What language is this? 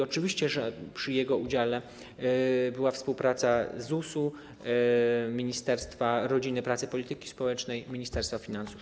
Polish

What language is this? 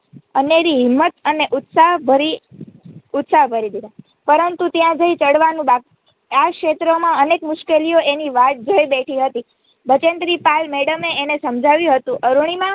Gujarati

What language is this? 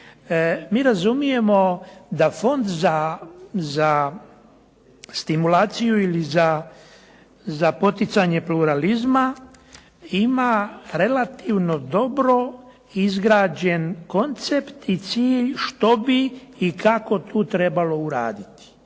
Croatian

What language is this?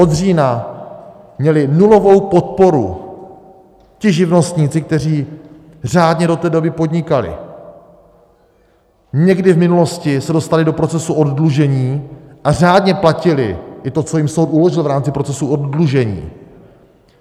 Czech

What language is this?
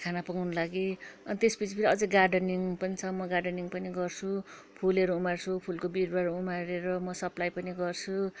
Nepali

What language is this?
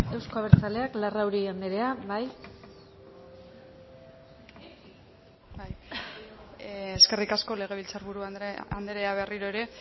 Basque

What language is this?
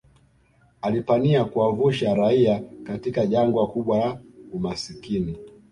Swahili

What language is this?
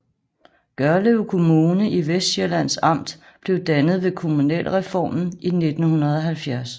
Danish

